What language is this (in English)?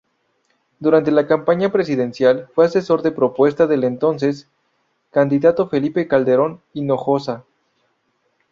Spanish